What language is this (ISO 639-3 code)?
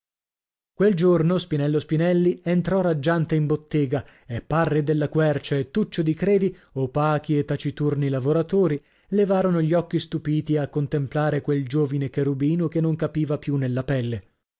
ita